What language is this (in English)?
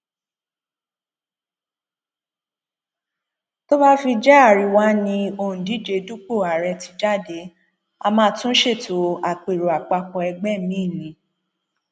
Yoruba